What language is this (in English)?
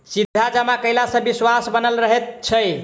Maithili